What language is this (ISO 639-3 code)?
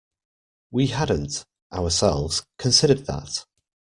eng